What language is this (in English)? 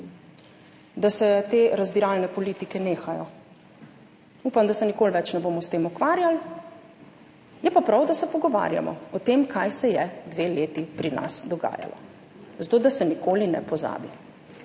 Slovenian